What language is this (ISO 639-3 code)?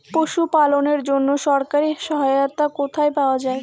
ben